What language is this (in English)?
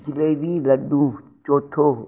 Sindhi